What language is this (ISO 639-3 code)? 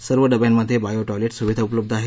mar